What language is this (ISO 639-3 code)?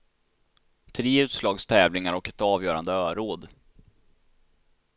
swe